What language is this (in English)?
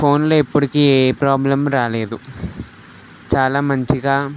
Telugu